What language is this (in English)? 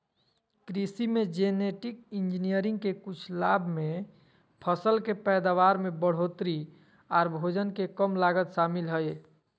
Magahi